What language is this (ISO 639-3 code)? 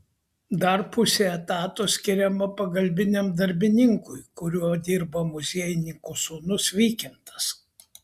lit